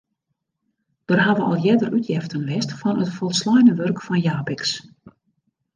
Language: Western Frisian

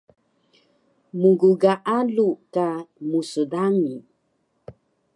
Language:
Taroko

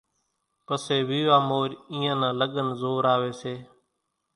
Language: Kachi Koli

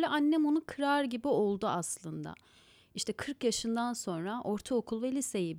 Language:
Turkish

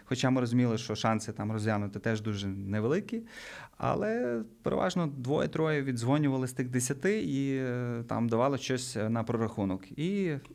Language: Ukrainian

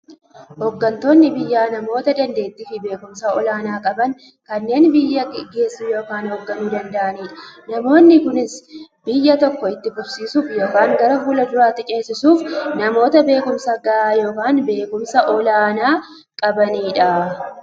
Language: Oromo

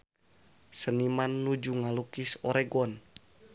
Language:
Sundanese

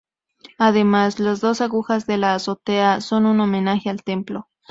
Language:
Spanish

